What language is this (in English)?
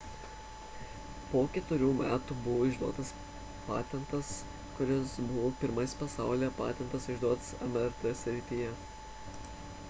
Lithuanian